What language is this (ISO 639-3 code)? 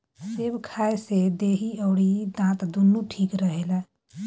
bho